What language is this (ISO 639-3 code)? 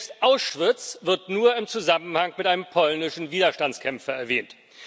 deu